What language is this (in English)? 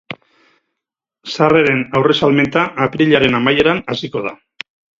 Basque